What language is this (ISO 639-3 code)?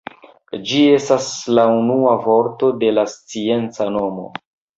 epo